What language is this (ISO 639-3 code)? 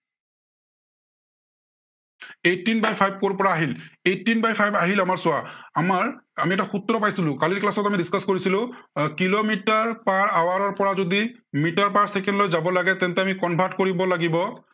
asm